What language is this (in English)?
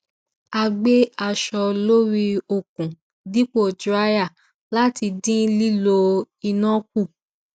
Yoruba